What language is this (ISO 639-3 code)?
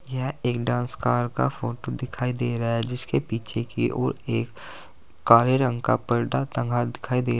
hin